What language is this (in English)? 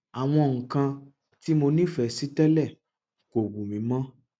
Yoruba